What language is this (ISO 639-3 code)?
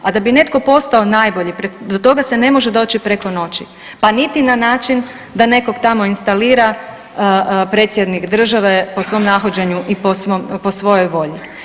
hrv